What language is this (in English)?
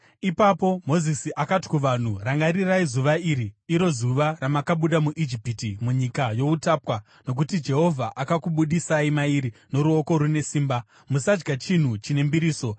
Shona